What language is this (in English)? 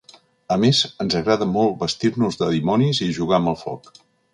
Catalan